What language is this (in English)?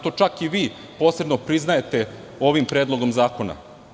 Serbian